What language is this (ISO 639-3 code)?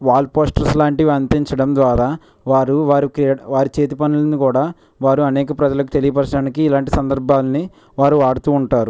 tel